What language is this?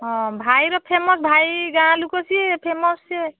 Odia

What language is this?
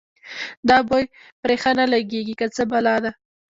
Pashto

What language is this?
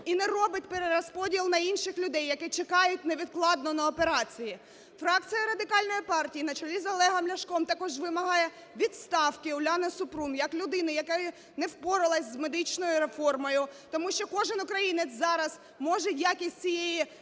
Ukrainian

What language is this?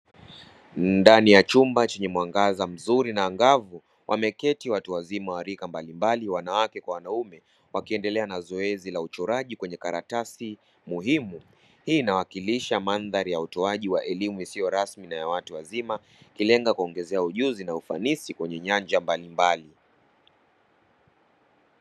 Swahili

